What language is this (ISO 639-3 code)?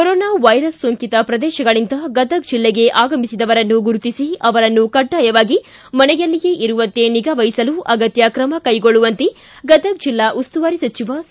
kan